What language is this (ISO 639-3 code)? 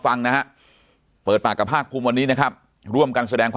tha